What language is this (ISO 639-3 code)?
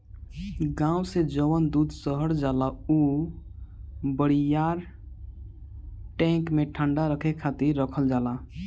bho